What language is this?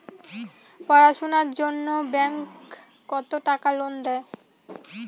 Bangla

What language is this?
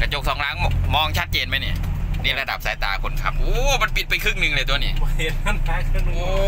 Thai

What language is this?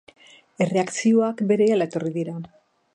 Basque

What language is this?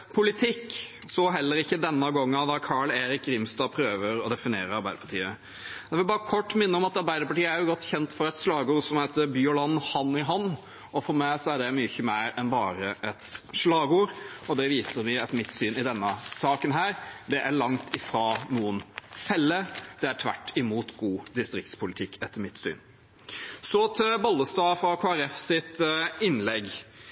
Norwegian Nynorsk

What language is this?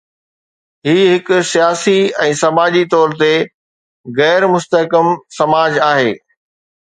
Sindhi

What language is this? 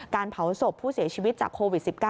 Thai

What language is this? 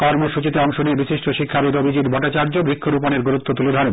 Bangla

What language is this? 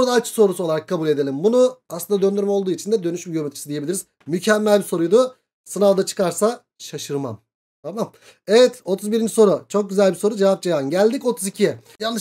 Turkish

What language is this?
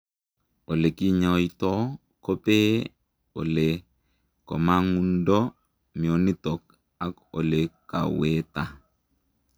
Kalenjin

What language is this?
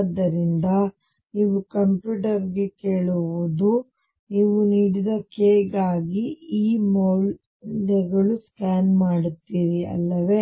Kannada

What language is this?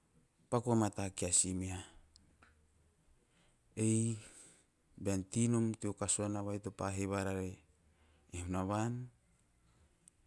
Teop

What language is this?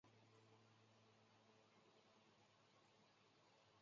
Chinese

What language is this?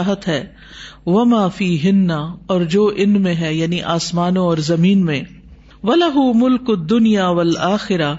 Urdu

